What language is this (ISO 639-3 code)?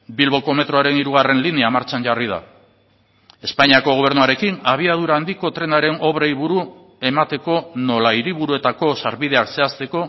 eus